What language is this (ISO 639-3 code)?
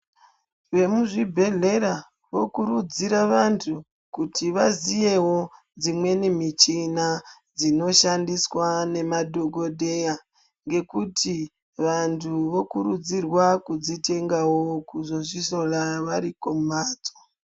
ndc